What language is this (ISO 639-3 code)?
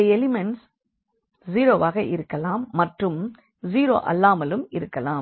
tam